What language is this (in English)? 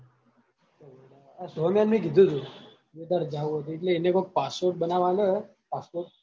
Gujarati